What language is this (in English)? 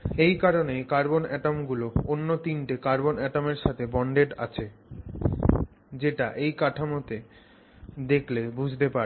Bangla